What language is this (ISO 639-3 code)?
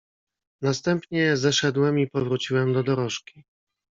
pol